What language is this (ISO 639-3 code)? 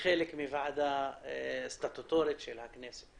heb